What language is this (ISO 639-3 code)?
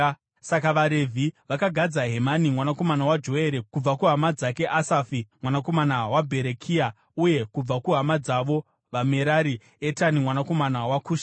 sna